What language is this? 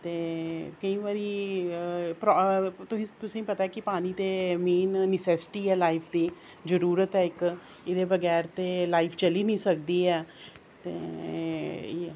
Dogri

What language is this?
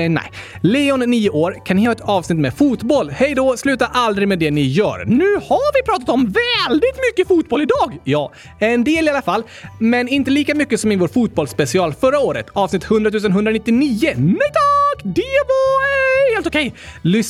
Swedish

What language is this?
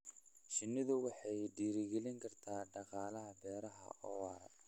Somali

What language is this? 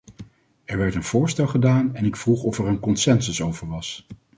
Dutch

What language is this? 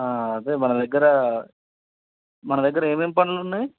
Telugu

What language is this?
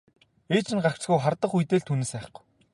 Mongolian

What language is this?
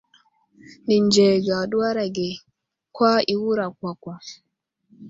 Wuzlam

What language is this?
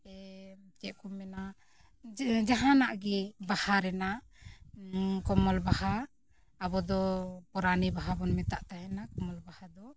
Santali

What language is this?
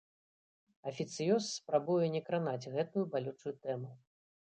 Belarusian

